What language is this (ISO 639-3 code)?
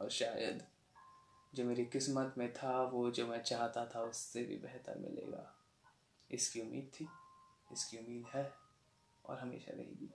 hin